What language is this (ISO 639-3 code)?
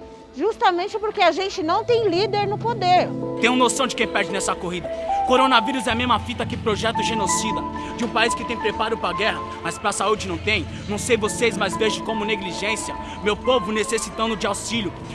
por